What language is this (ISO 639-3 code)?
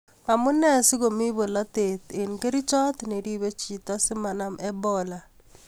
kln